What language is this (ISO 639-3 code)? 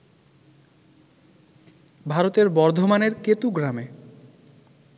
ben